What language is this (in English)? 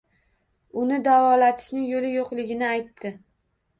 Uzbek